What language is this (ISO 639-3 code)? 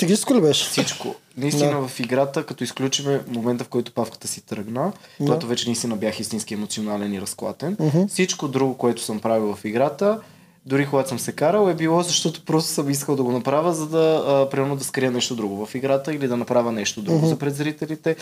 bul